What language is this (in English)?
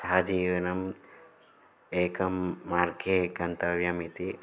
Sanskrit